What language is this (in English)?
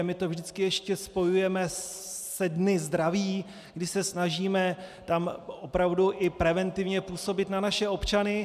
Czech